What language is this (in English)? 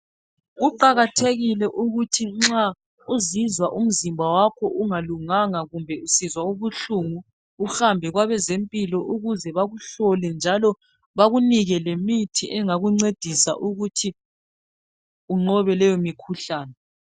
North Ndebele